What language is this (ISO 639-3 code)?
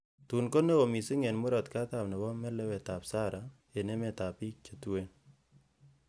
kln